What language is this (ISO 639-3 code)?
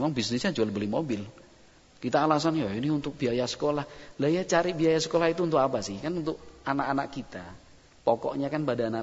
ind